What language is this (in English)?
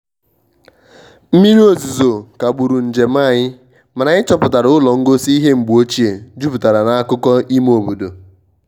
Igbo